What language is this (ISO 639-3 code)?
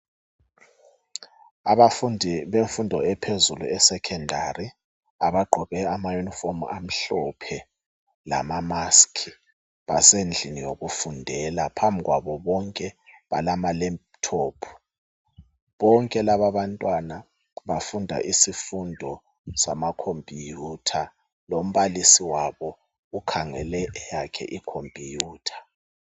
nde